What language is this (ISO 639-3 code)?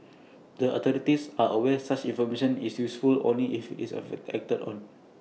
eng